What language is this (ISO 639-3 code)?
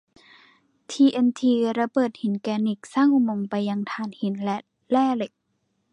tha